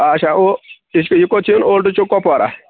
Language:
Kashmiri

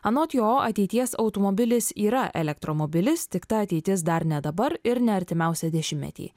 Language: Lithuanian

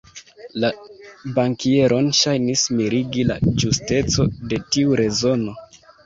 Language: Esperanto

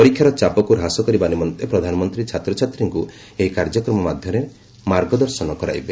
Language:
Odia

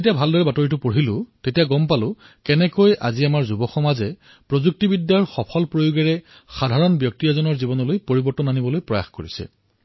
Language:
Assamese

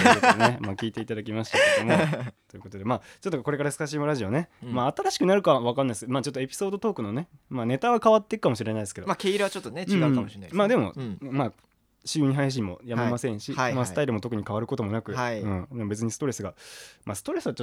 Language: Japanese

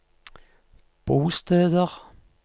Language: Norwegian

